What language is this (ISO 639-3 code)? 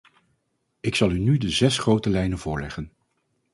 nld